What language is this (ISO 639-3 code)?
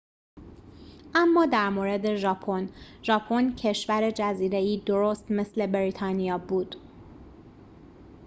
fas